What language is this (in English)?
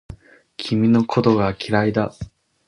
Japanese